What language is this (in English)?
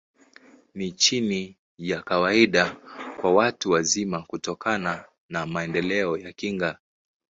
Swahili